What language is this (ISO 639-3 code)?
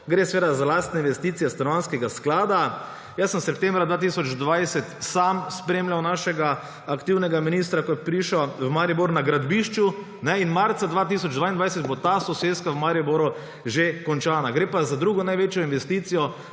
slv